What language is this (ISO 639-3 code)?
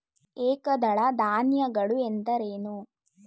kan